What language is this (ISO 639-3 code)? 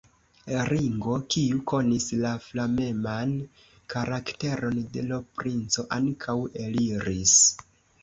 epo